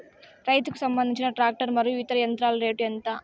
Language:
Telugu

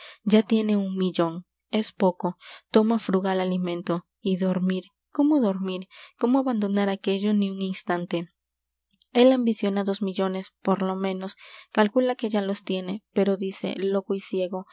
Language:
Spanish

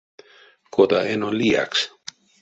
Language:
Erzya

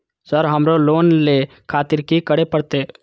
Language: Maithili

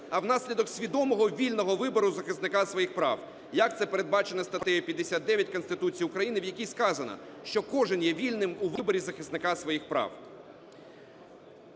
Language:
Ukrainian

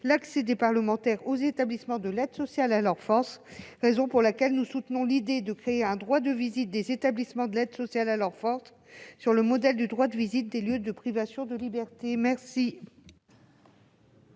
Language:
French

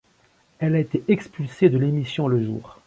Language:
French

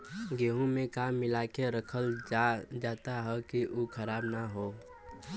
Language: Bhojpuri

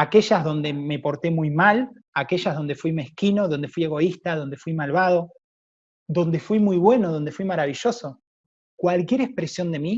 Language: Spanish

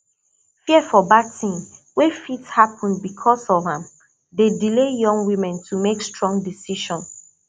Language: Nigerian Pidgin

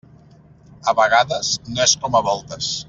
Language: Catalan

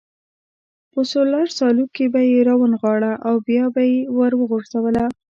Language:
Pashto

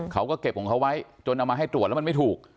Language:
Thai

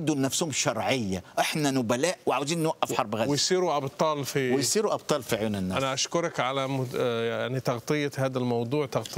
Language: Arabic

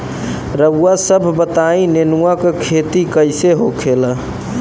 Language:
Bhojpuri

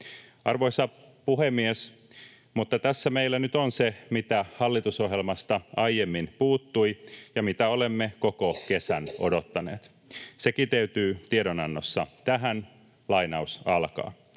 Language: Finnish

